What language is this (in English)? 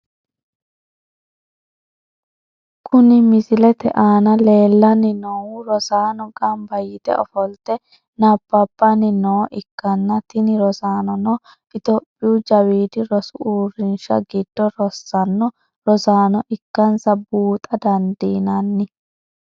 Sidamo